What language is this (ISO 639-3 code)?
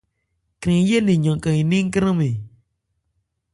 ebr